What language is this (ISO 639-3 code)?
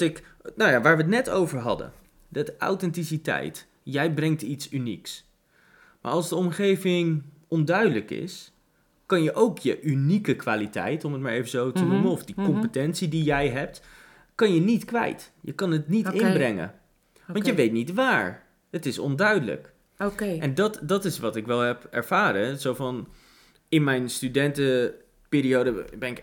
nld